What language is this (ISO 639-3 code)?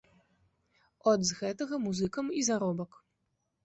bel